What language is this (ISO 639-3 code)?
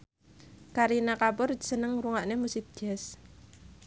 jav